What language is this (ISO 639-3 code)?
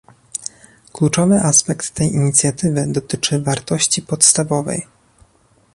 pol